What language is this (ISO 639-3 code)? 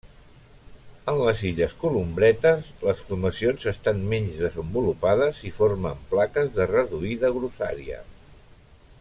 cat